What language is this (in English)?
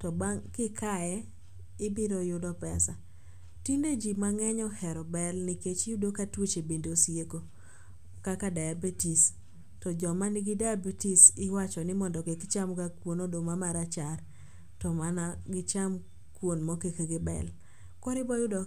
Luo (Kenya and Tanzania)